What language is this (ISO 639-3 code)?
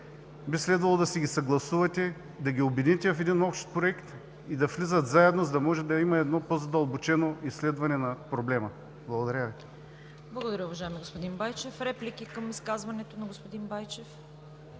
bul